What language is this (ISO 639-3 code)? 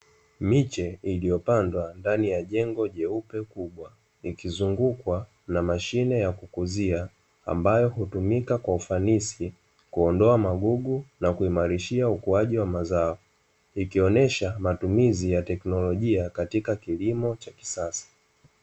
swa